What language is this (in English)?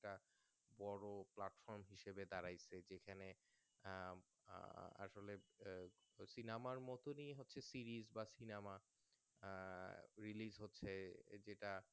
Bangla